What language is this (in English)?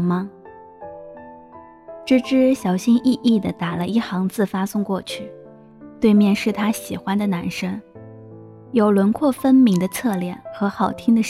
Chinese